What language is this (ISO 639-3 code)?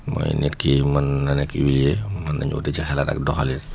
wol